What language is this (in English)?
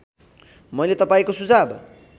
Nepali